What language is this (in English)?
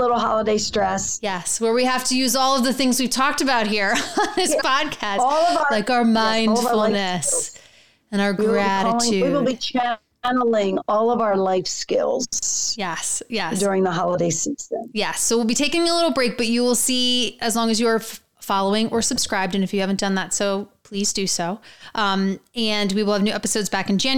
English